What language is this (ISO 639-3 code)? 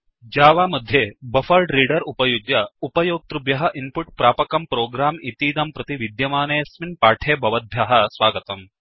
san